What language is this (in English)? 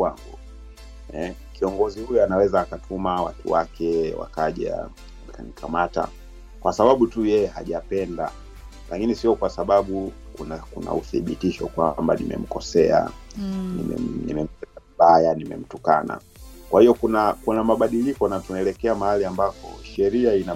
Swahili